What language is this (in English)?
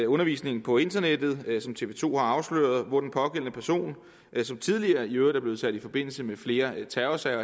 Danish